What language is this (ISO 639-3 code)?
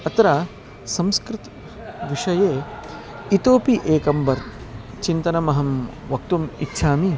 san